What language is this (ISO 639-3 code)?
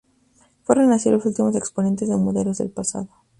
spa